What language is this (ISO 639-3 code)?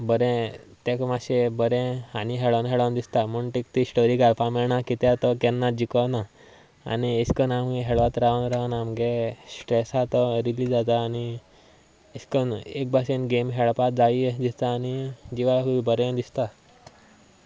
kok